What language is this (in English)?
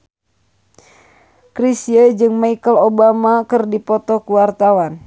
Sundanese